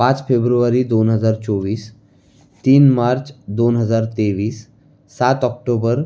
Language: Marathi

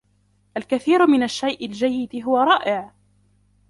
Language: Arabic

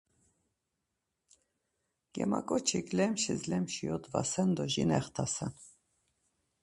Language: Laz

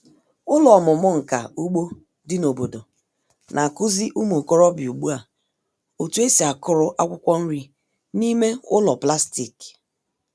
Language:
Igbo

